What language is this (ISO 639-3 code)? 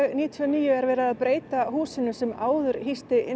isl